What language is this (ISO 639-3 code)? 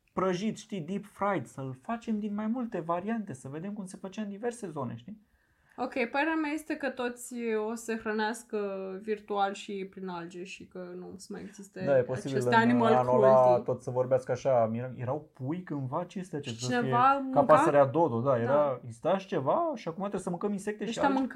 ron